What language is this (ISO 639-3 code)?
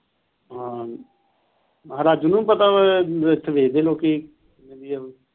pan